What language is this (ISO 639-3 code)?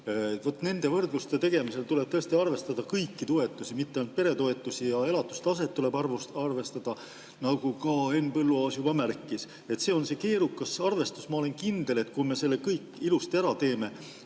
est